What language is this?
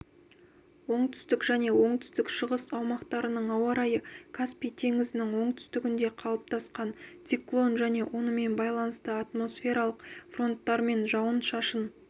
Kazakh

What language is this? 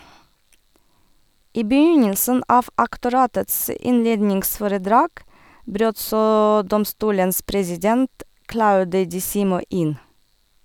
Norwegian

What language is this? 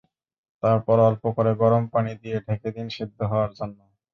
Bangla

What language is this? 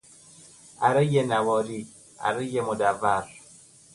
Persian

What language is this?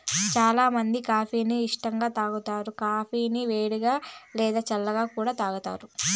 Telugu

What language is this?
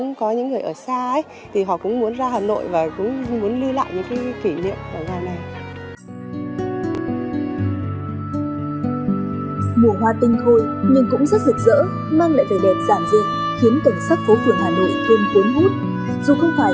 Vietnamese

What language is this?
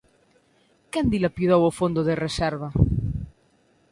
Galician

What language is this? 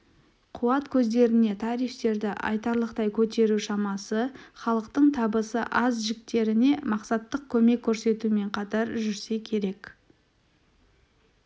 Kazakh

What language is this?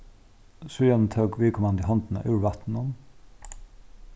Faroese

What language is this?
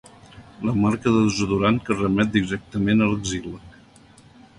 Catalan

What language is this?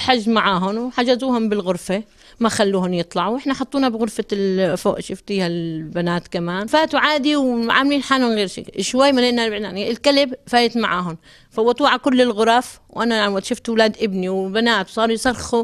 Arabic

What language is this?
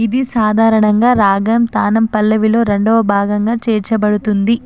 Telugu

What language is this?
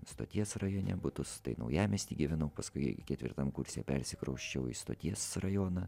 Lithuanian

